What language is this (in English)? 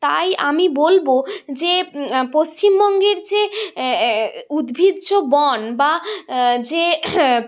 Bangla